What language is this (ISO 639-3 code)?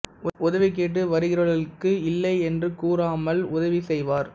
tam